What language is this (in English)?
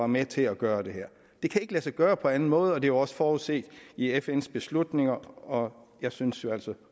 Danish